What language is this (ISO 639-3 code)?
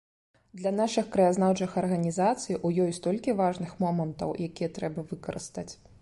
bel